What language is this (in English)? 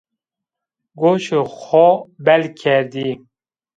Zaza